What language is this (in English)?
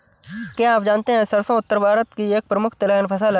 Hindi